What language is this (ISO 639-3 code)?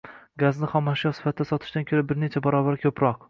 uzb